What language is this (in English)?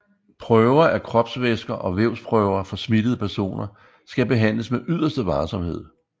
Danish